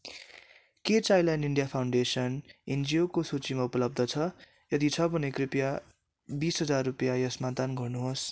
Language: Nepali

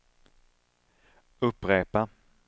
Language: Swedish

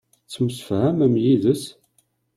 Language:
Kabyle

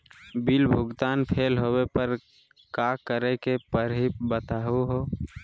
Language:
Magahi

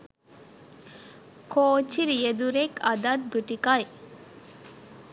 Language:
Sinhala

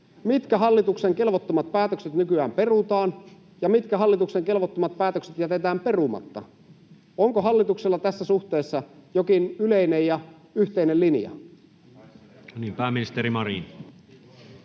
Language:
Finnish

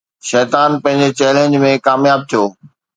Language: Sindhi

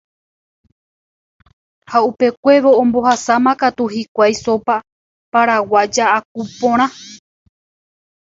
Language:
Guarani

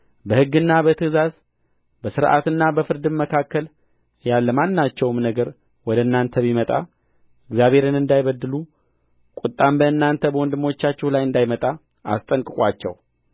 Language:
Amharic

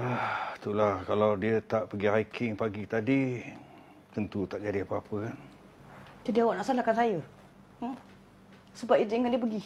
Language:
Malay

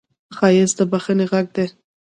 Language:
Pashto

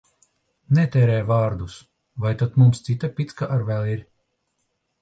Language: Latvian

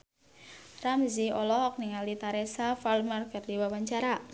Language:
Sundanese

